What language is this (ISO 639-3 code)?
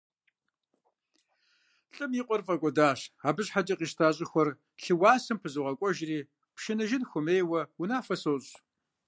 kbd